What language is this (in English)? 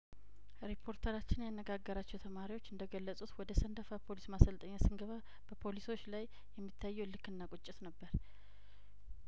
Amharic